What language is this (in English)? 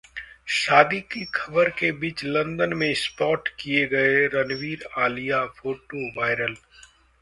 Hindi